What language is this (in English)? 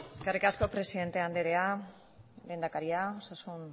Basque